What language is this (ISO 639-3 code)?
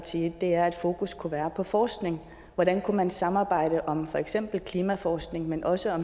dan